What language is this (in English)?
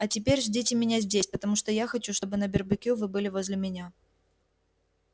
Russian